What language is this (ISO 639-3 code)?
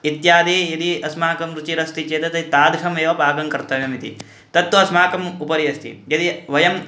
san